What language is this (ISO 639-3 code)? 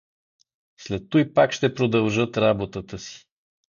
bul